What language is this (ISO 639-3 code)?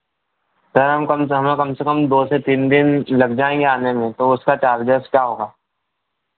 hin